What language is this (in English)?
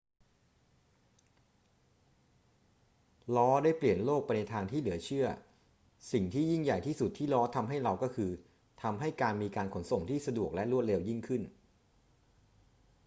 Thai